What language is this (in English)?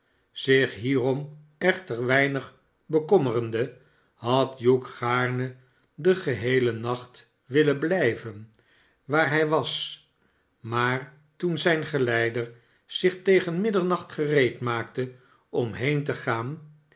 Dutch